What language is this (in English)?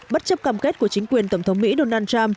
Vietnamese